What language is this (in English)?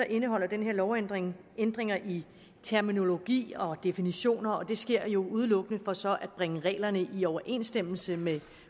Danish